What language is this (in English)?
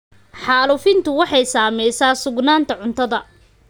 Somali